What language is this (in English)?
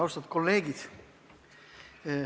Estonian